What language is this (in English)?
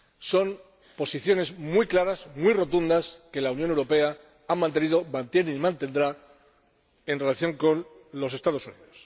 Spanish